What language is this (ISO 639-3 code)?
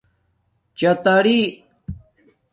dmk